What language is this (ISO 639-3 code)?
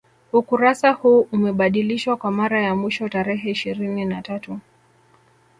swa